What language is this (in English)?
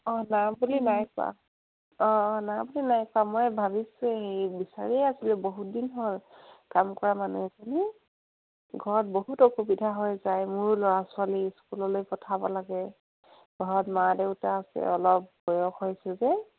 Assamese